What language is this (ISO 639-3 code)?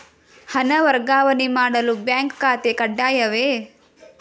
kan